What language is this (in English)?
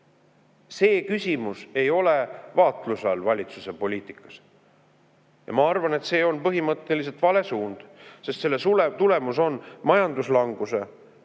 Estonian